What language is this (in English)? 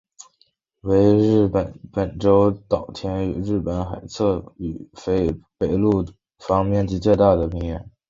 Chinese